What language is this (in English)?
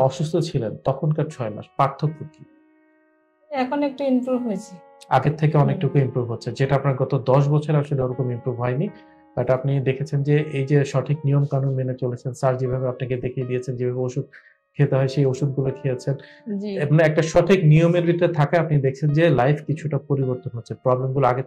Arabic